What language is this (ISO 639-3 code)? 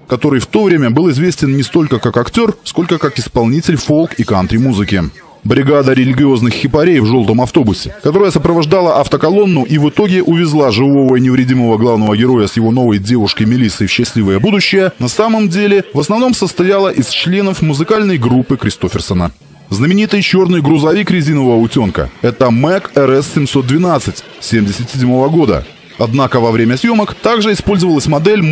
rus